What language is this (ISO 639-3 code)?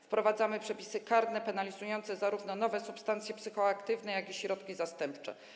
pol